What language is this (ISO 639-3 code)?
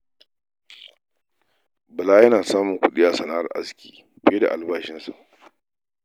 hau